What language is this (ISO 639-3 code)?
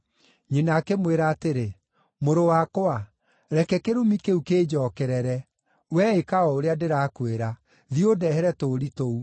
kik